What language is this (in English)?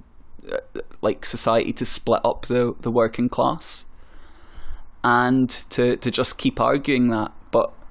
German